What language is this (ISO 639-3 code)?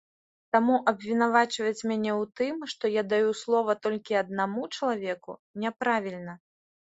bel